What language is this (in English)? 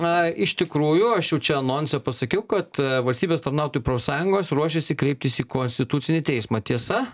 Lithuanian